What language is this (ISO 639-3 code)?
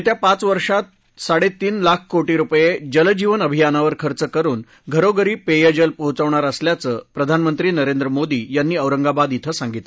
mar